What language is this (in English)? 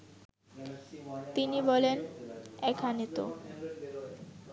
Bangla